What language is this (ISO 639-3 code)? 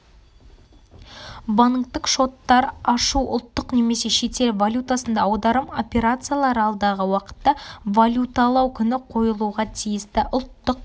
kaz